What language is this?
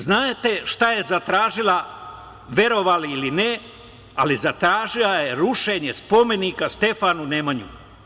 Serbian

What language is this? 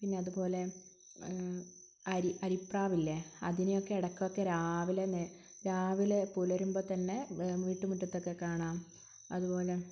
Malayalam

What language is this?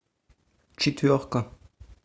Russian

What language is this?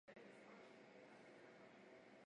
Chinese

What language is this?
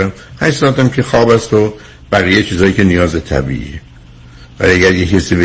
Persian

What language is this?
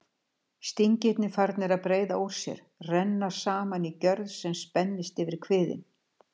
Icelandic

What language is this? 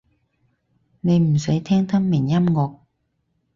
Cantonese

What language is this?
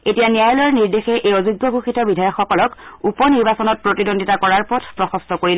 Assamese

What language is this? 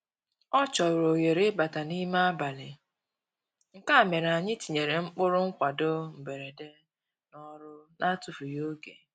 Igbo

